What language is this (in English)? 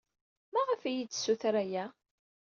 Kabyle